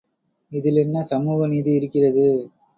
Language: Tamil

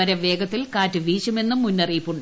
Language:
Malayalam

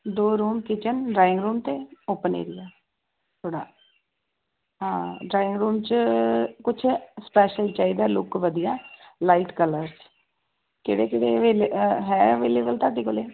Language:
Punjabi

